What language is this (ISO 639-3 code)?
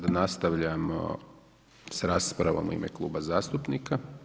hrv